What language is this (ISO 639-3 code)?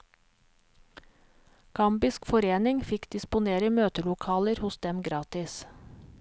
nor